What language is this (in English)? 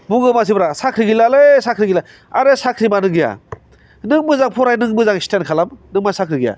Bodo